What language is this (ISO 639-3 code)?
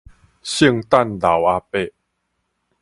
nan